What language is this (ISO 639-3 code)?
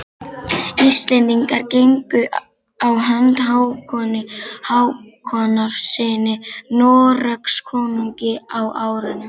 isl